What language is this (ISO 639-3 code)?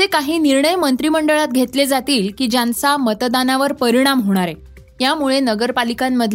mar